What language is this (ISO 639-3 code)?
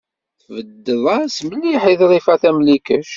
kab